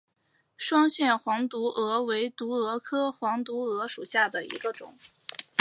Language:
Chinese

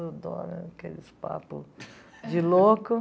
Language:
Portuguese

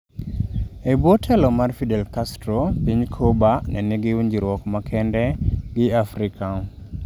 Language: Luo (Kenya and Tanzania)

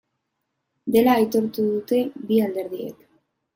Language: Basque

